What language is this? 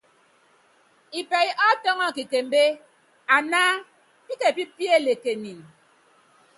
Yangben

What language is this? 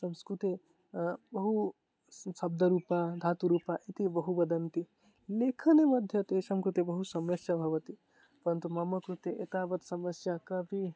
Sanskrit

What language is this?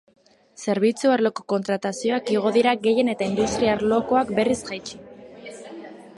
Basque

